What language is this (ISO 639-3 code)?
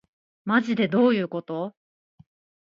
jpn